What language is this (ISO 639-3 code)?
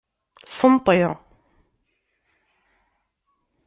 kab